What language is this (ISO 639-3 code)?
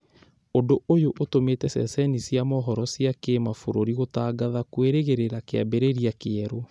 kik